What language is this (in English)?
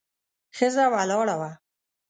Pashto